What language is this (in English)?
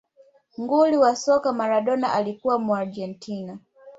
Swahili